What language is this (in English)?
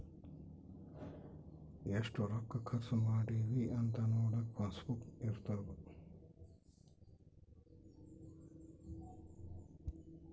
Kannada